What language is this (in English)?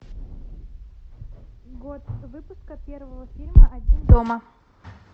Russian